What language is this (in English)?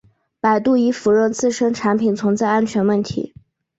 Chinese